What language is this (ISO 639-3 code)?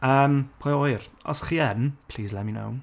cym